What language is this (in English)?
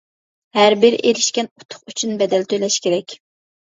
Uyghur